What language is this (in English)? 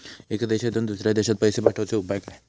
Marathi